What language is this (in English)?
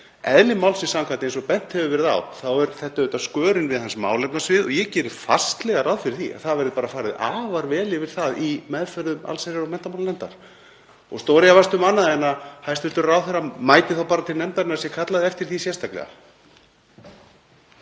Icelandic